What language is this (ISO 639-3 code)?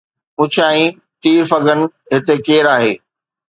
snd